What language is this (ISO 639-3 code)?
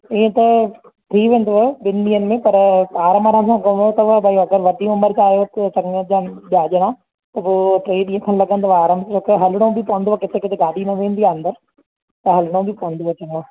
snd